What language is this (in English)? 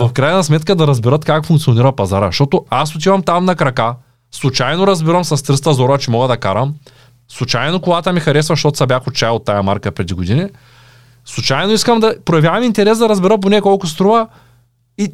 Bulgarian